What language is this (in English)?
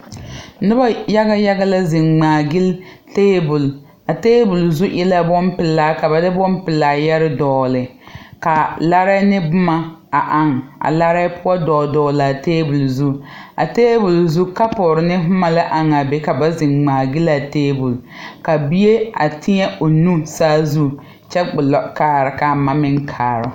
Southern Dagaare